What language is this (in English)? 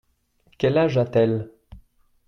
French